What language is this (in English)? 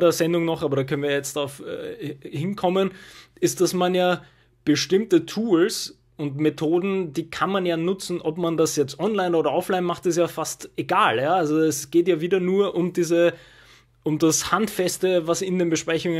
German